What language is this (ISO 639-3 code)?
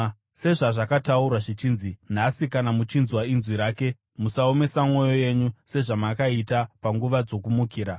sna